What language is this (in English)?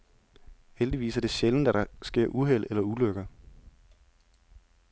Danish